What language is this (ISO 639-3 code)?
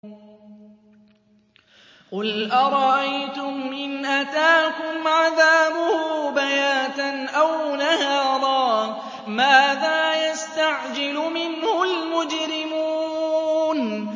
ara